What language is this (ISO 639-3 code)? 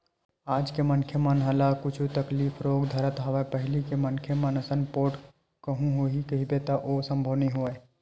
hne